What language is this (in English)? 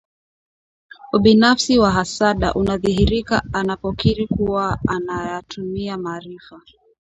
Swahili